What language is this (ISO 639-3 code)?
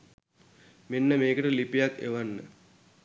sin